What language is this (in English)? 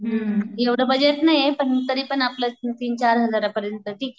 Marathi